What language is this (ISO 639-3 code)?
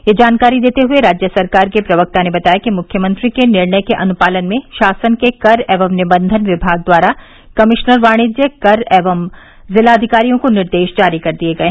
hin